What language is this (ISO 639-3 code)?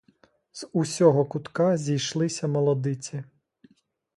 ukr